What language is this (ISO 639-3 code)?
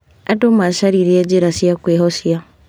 kik